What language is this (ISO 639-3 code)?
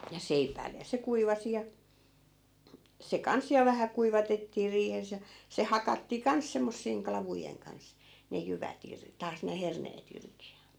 fin